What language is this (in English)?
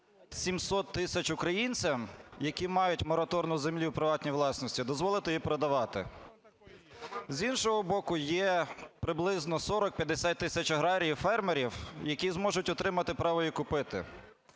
Ukrainian